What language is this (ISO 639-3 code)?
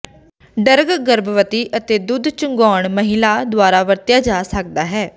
pan